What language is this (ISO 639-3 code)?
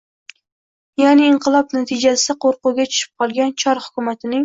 uzb